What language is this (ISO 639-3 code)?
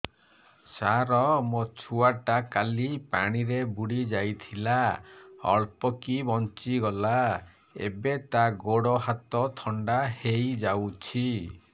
ori